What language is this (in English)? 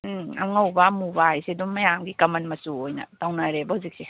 Manipuri